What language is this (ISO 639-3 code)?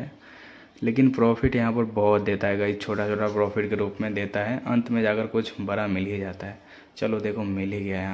hin